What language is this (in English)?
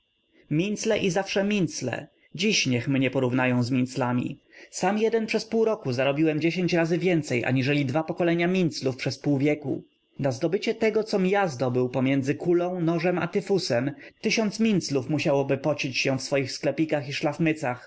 Polish